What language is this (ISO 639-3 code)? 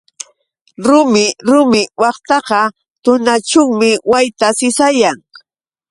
qux